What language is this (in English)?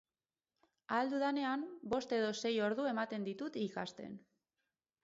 Basque